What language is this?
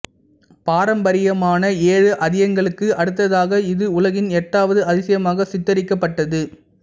Tamil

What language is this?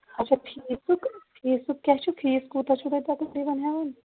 Kashmiri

